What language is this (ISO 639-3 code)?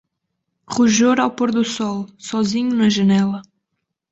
por